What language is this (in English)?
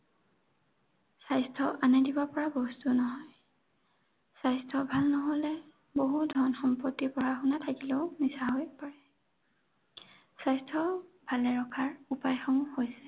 Assamese